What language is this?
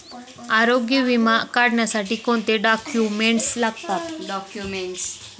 Marathi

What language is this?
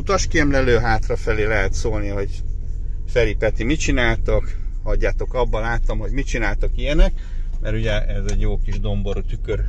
Hungarian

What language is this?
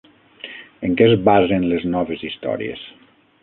Catalan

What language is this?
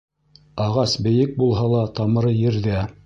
Bashkir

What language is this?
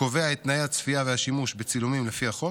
Hebrew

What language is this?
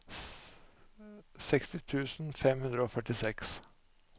Norwegian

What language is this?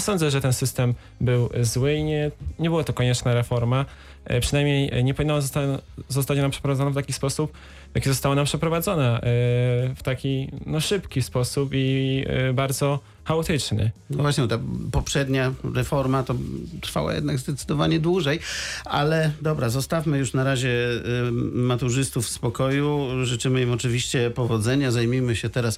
Polish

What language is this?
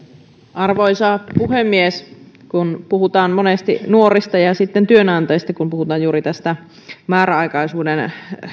Finnish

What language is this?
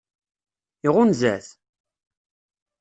Kabyle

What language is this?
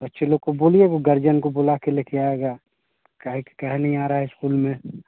Hindi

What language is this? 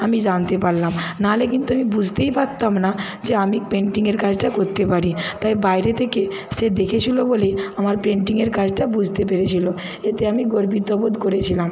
Bangla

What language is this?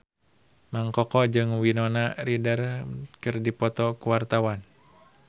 Sundanese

